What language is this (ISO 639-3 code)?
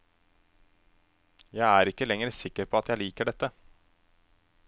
nor